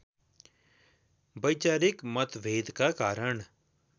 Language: Nepali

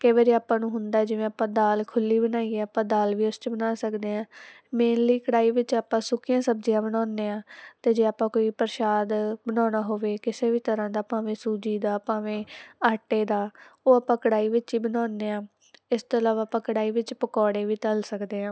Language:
Punjabi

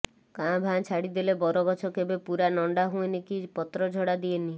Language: Odia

